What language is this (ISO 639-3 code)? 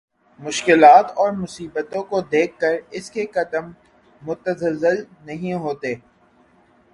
urd